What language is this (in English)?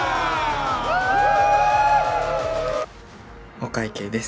Japanese